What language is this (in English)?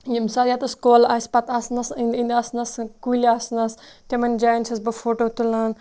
Kashmiri